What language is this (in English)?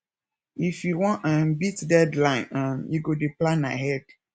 Nigerian Pidgin